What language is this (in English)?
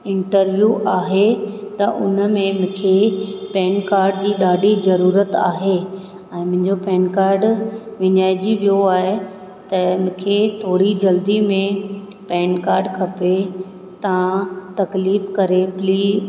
Sindhi